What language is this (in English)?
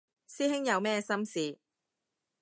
Cantonese